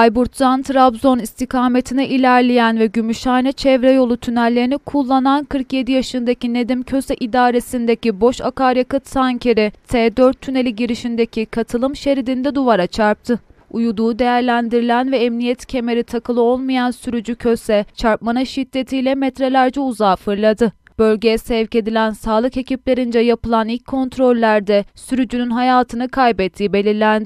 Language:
Turkish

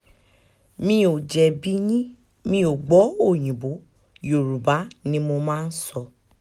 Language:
Yoruba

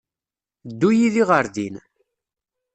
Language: Kabyle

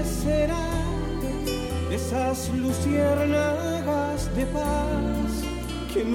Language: Portuguese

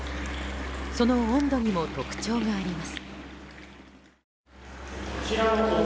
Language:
Japanese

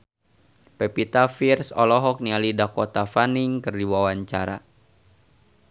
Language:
Sundanese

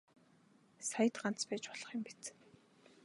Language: Mongolian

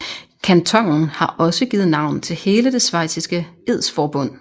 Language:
Danish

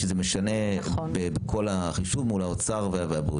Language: Hebrew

